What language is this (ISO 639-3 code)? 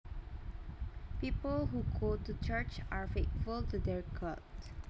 jav